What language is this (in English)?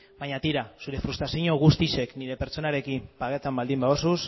Basque